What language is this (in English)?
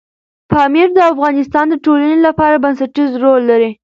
Pashto